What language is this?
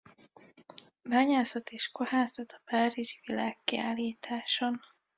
Hungarian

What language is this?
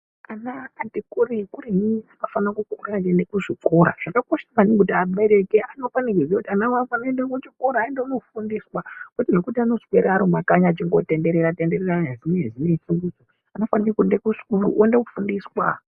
Ndau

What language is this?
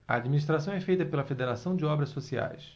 Portuguese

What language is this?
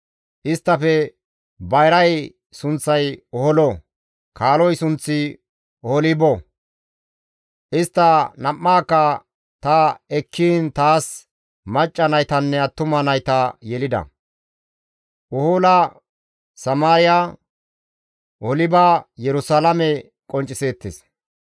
Gamo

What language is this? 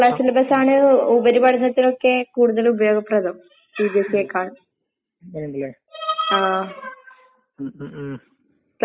Malayalam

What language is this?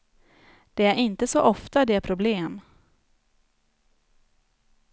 Swedish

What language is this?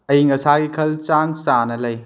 Manipuri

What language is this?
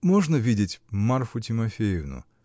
Russian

